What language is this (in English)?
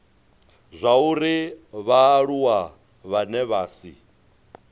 Venda